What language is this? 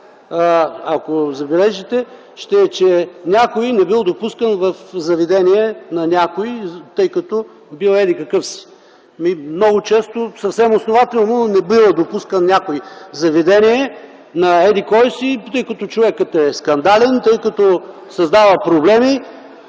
Bulgarian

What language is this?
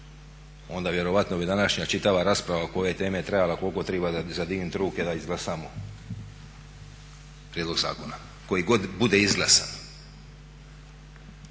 Croatian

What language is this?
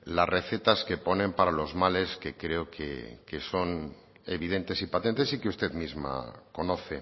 Spanish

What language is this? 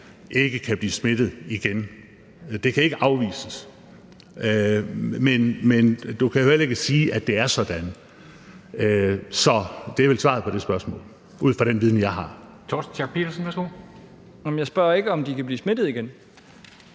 Danish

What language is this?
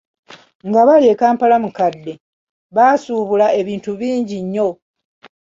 Ganda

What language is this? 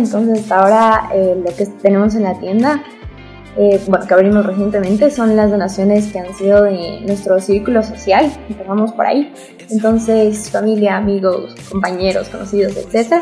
Spanish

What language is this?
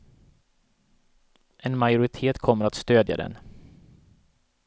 Swedish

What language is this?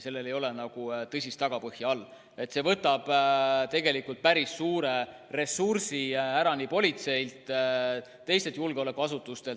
Estonian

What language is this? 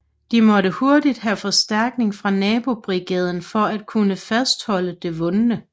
Danish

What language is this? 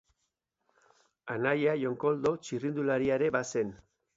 Basque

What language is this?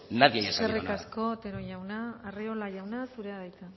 Basque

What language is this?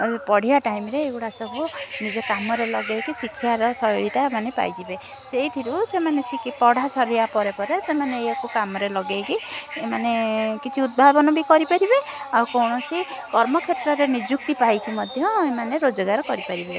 Odia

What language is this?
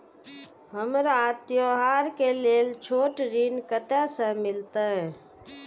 Maithili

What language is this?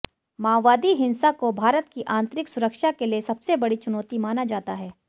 Hindi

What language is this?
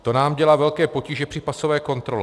Czech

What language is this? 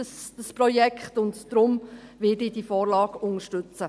Swiss German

